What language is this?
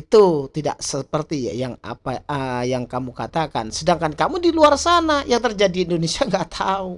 Indonesian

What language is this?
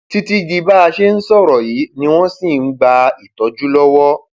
Yoruba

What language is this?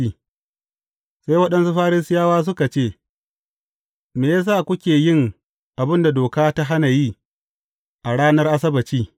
Hausa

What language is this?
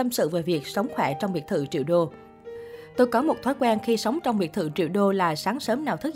Vietnamese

